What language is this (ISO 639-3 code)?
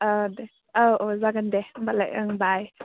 brx